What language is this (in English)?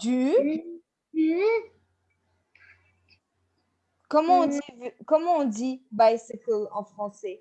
French